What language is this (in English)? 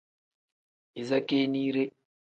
Tem